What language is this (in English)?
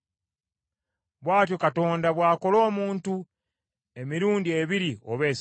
Ganda